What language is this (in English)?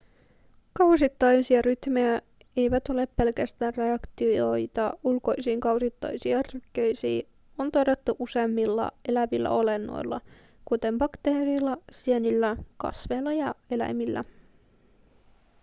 Finnish